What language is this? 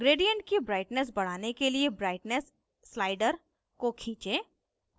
Hindi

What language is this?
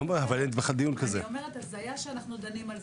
Hebrew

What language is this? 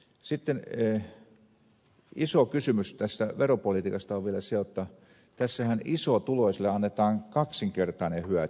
Finnish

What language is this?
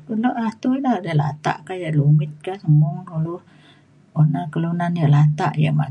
Mainstream Kenyah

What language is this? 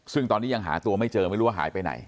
Thai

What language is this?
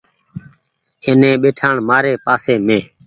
Goaria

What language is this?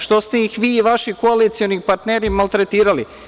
Serbian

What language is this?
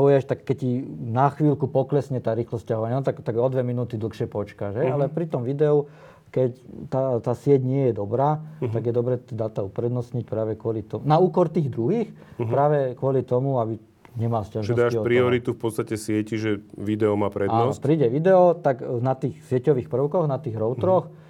Slovak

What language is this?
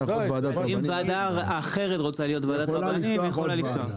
Hebrew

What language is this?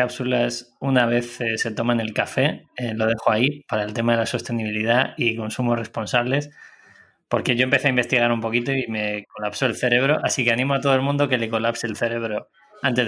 Spanish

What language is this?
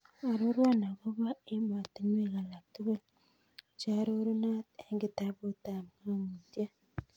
Kalenjin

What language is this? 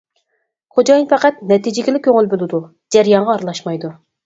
Uyghur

